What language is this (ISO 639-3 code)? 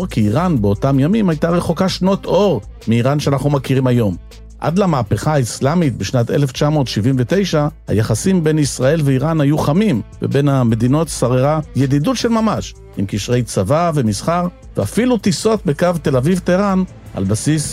heb